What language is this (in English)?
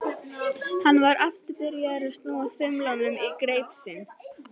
Icelandic